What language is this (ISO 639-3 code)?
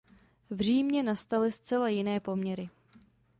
ces